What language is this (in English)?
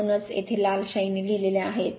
Marathi